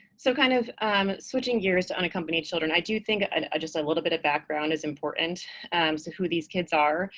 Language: English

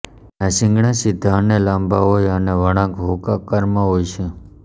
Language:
Gujarati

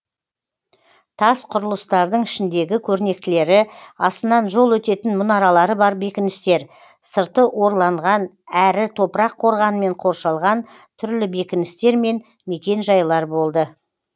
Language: Kazakh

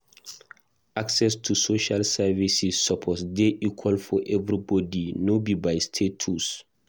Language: Nigerian Pidgin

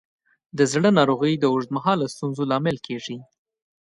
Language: Pashto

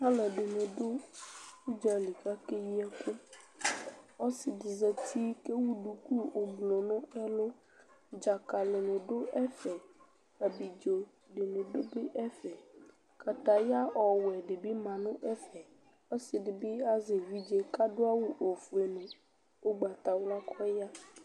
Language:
Ikposo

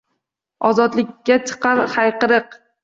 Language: Uzbek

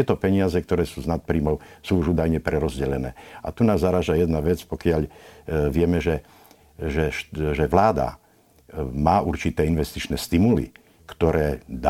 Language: Slovak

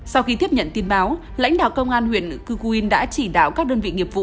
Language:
Vietnamese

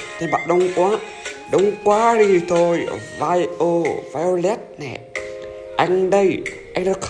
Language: Vietnamese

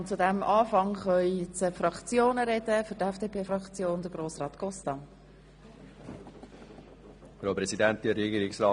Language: Swiss German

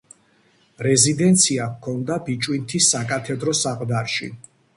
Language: Georgian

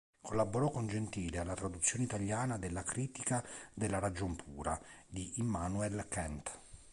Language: Italian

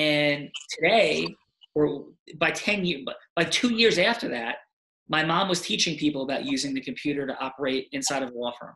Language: English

